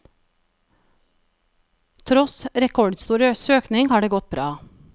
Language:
Norwegian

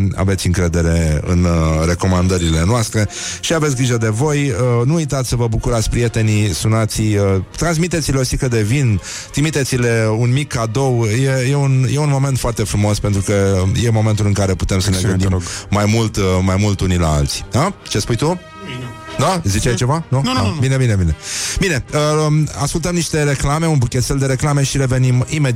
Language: Romanian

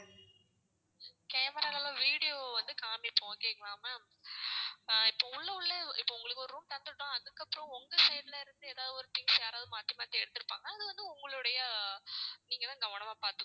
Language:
Tamil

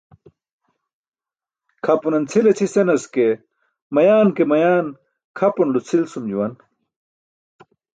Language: Burushaski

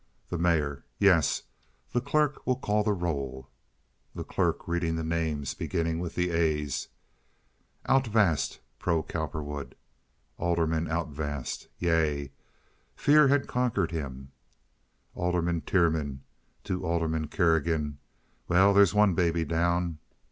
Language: English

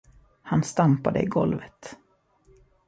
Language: Swedish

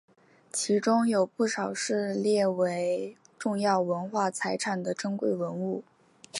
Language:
Chinese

